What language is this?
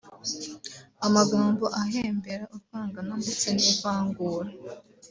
Kinyarwanda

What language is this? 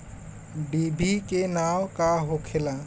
Bhojpuri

